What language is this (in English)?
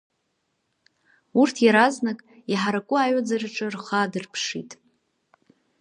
Abkhazian